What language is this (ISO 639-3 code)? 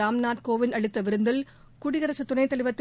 tam